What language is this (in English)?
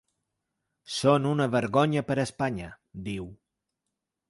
Catalan